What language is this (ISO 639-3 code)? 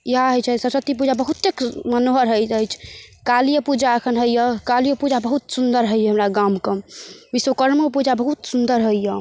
mai